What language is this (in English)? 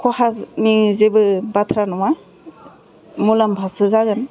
Bodo